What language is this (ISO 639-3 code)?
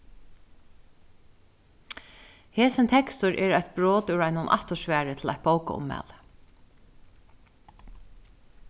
fao